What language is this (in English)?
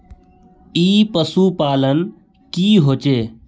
Magahi